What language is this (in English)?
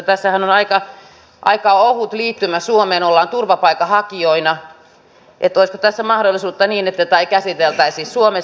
Finnish